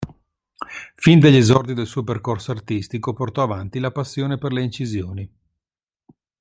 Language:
Italian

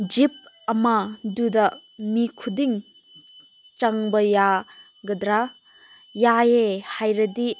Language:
Manipuri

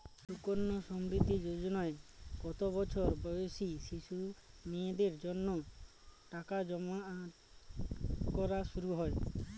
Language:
Bangla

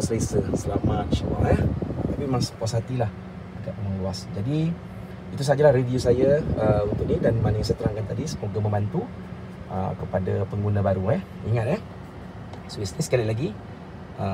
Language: Malay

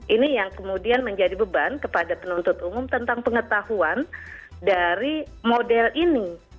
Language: Indonesian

